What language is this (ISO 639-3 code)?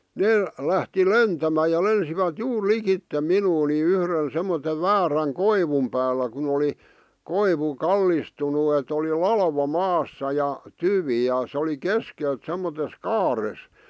fin